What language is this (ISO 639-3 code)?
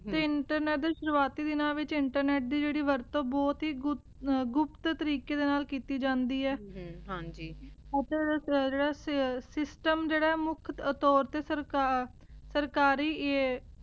pan